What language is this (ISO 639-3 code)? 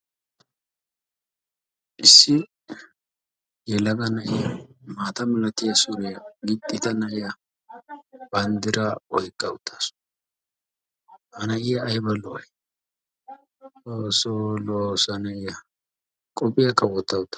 wal